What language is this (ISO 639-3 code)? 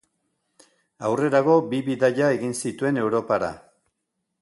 eus